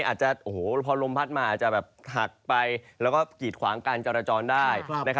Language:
Thai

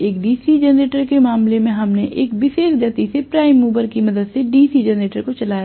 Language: Hindi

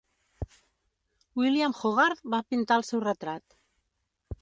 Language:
Catalan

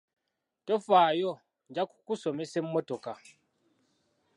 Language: Ganda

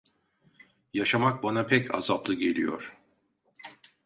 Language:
Turkish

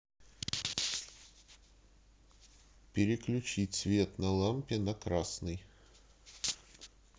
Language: Russian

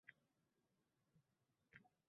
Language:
Uzbek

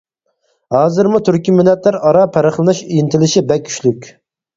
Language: Uyghur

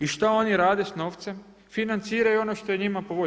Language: Croatian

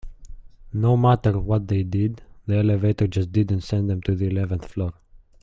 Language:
English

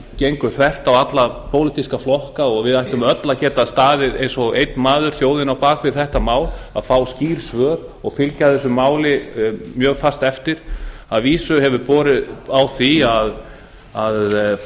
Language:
Icelandic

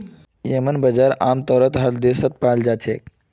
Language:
Magahi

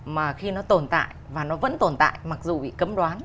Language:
Vietnamese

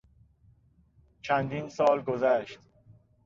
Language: Persian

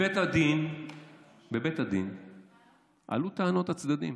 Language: Hebrew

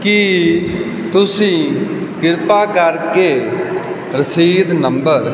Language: Punjabi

